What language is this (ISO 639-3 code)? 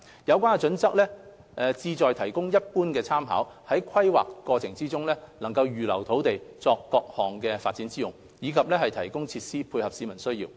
yue